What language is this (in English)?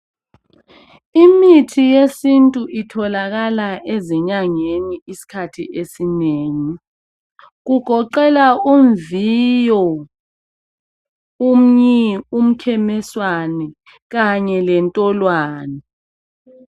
North Ndebele